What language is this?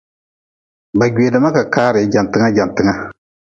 Nawdm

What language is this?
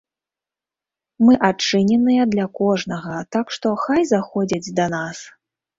Belarusian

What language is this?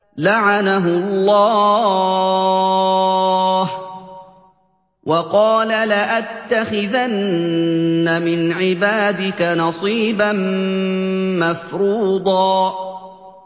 Arabic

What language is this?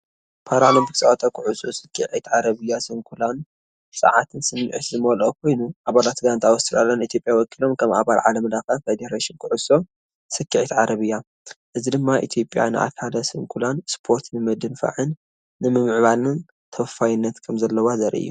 Tigrinya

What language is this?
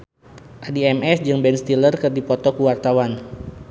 Sundanese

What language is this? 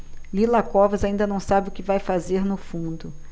Portuguese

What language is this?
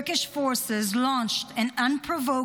Hebrew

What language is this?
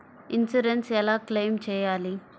Telugu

